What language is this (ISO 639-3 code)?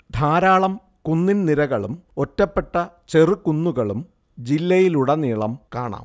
mal